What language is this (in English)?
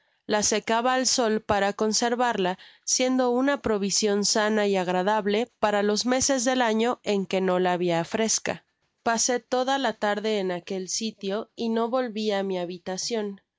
Spanish